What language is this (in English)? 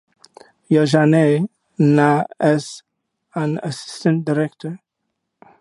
English